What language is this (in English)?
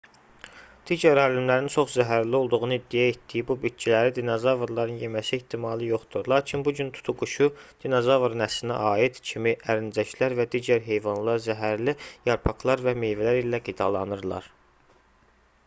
Azerbaijani